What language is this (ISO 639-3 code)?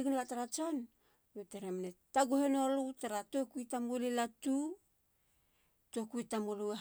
hla